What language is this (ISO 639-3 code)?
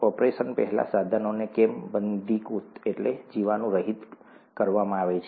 guj